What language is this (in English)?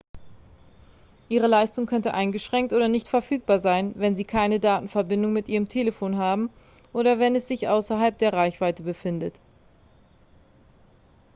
German